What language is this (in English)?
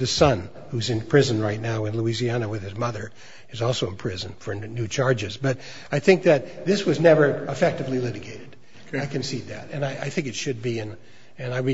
English